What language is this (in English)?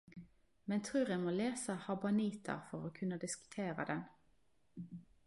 Norwegian Nynorsk